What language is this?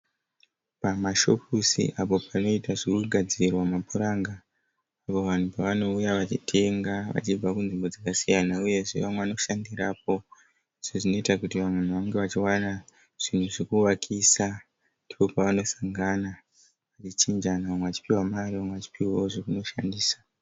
Shona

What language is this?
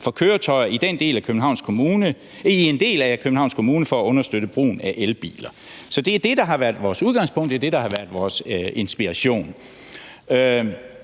Danish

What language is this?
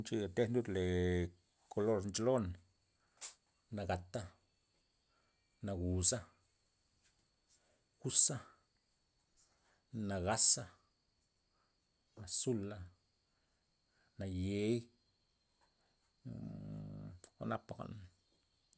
Loxicha Zapotec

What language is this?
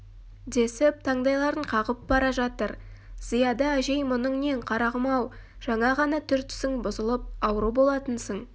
Kazakh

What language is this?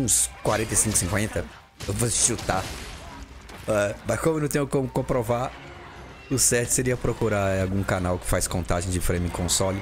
Portuguese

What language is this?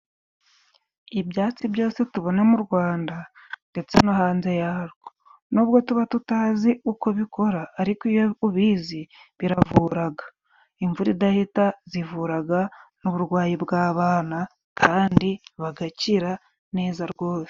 Kinyarwanda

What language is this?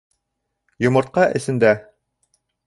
Bashkir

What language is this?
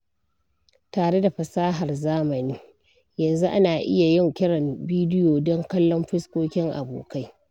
Hausa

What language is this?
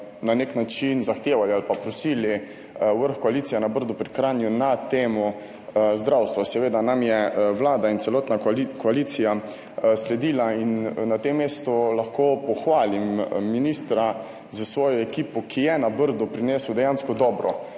Slovenian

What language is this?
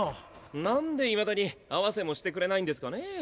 Japanese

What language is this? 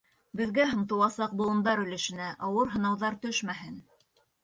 Bashkir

